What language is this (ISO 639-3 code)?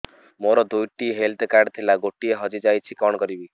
ori